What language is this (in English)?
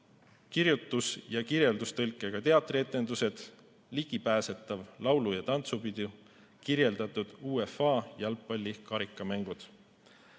Estonian